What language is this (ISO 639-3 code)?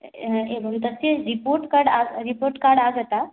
san